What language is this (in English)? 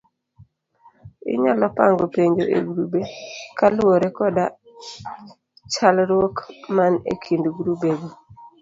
Luo (Kenya and Tanzania)